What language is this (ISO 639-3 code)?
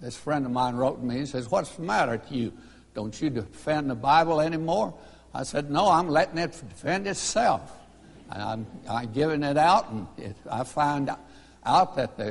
eng